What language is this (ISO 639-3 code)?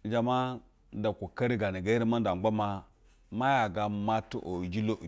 bzw